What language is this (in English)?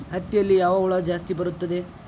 Kannada